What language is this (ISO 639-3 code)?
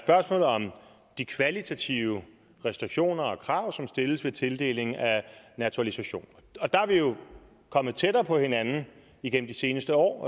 dan